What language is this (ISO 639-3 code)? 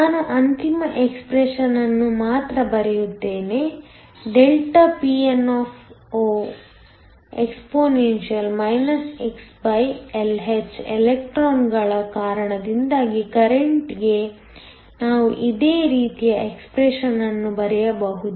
kan